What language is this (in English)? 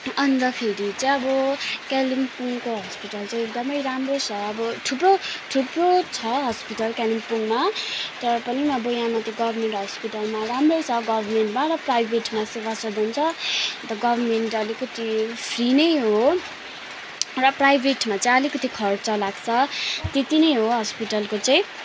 Nepali